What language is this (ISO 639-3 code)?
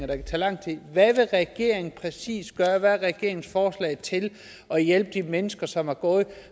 dan